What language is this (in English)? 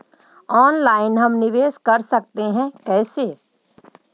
Magahi